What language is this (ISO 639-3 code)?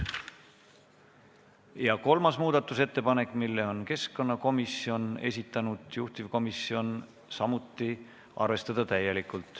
est